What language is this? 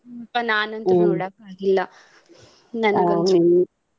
Kannada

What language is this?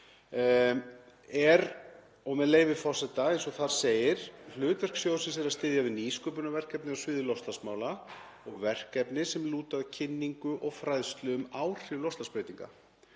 Icelandic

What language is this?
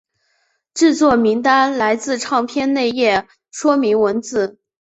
Chinese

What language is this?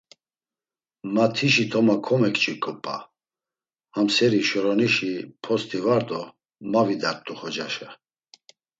Laz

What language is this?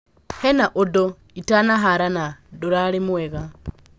Kikuyu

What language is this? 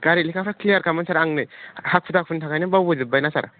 Bodo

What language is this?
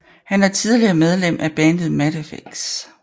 Danish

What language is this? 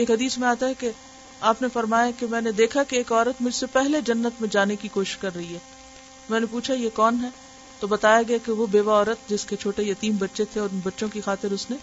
Urdu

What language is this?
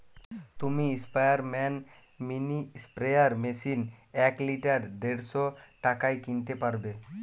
Bangla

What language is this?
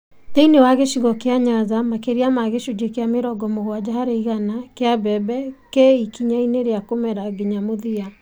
Kikuyu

